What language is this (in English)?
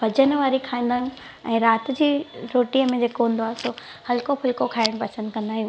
Sindhi